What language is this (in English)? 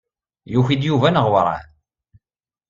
Kabyle